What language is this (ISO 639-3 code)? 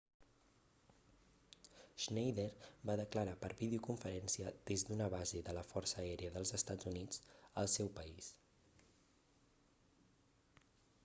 cat